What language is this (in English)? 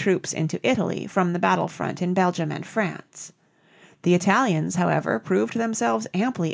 English